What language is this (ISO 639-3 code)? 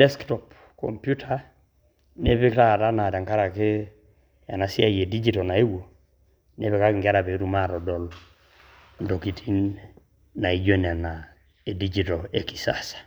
mas